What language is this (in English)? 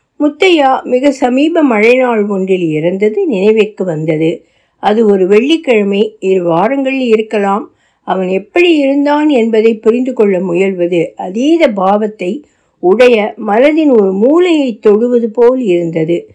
Tamil